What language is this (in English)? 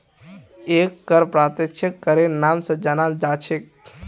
Magahi